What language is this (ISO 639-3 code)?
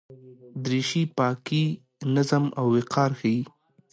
pus